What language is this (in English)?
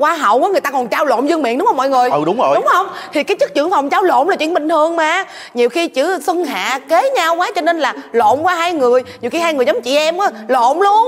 Vietnamese